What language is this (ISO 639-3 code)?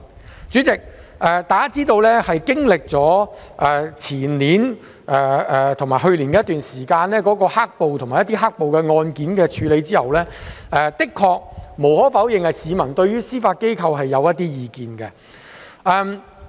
yue